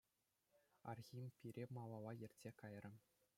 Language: Chuvash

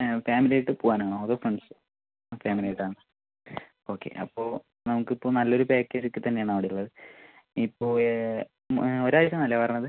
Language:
Malayalam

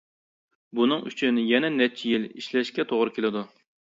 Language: Uyghur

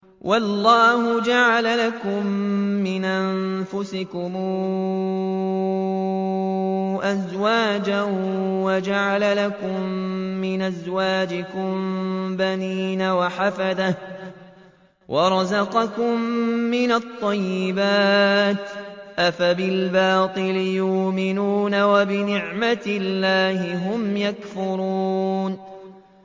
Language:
Arabic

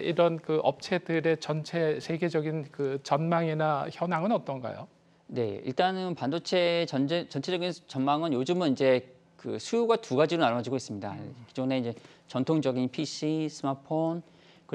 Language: Korean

